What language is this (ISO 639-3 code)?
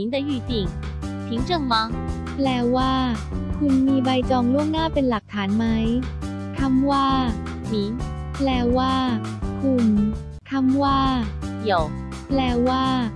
tha